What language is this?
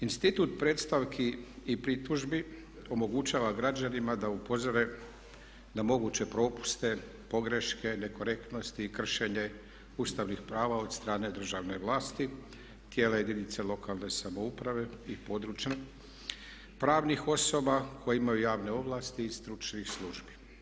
Croatian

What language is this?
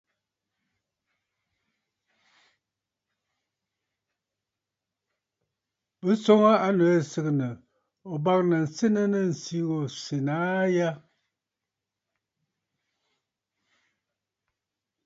Bafut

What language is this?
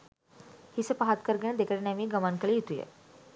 Sinhala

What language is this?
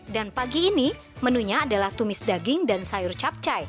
Indonesian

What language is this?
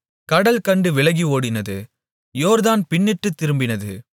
Tamil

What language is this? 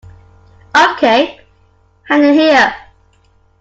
English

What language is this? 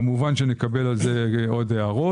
Hebrew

